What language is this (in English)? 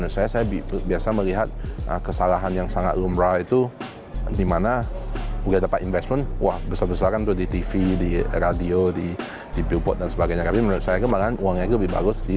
Indonesian